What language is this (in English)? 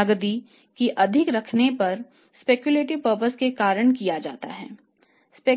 Hindi